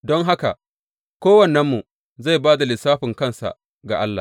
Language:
Hausa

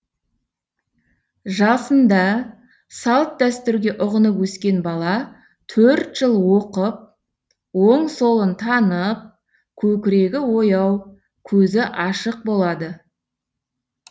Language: Kazakh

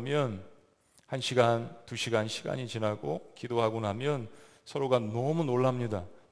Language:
Korean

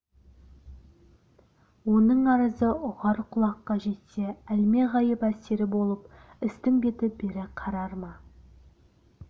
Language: Kazakh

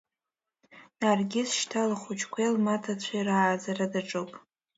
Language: Abkhazian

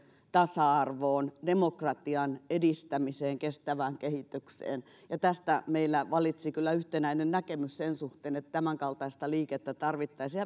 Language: Finnish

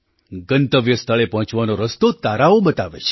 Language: Gujarati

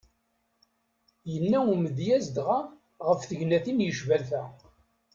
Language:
Kabyle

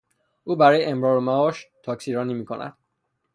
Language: Persian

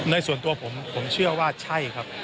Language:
Thai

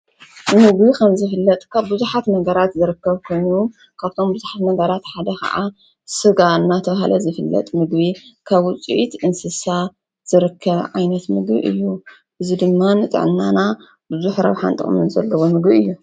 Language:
Tigrinya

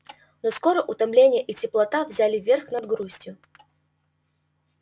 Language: Russian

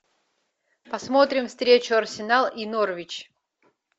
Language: Russian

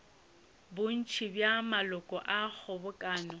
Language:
Northern Sotho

